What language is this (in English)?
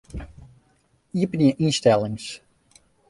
Western Frisian